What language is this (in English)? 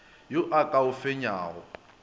Northern Sotho